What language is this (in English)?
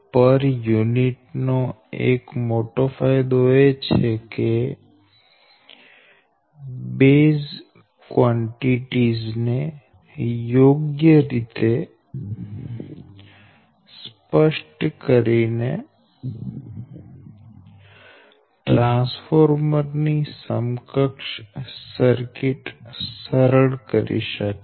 Gujarati